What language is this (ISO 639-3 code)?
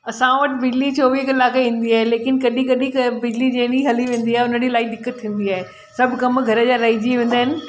snd